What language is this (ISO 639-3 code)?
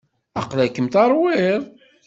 kab